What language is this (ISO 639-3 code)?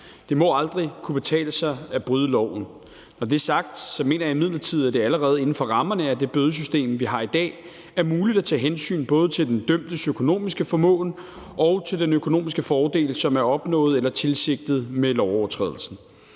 dan